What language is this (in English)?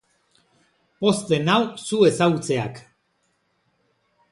Basque